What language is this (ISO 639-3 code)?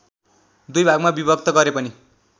nep